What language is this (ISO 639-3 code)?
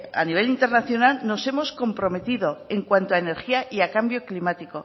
spa